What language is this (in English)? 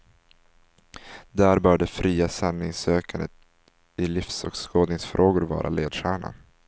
Swedish